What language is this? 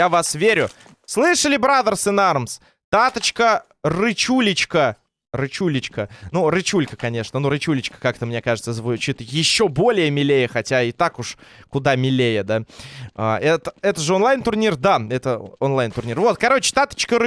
Russian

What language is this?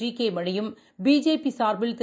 Tamil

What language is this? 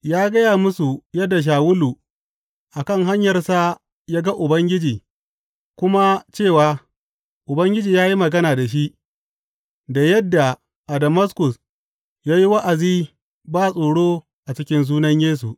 Hausa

